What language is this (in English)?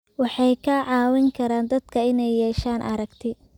Somali